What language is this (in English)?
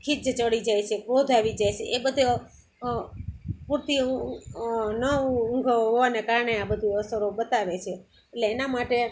Gujarati